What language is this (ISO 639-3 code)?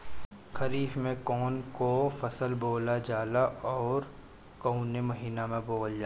bho